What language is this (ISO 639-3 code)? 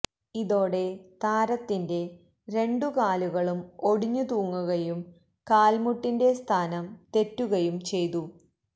mal